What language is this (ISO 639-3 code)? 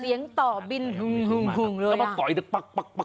tha